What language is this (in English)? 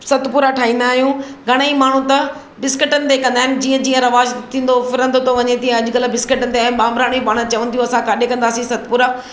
Sindhi